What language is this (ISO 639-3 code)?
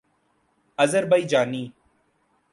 urd